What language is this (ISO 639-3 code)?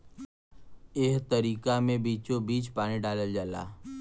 bho